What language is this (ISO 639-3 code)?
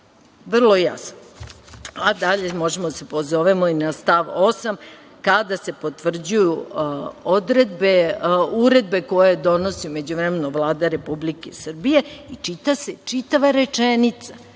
srp